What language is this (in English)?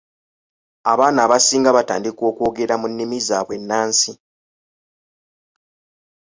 Ganda